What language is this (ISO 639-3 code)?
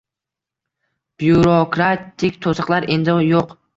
uzb